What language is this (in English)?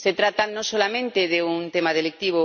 Spanish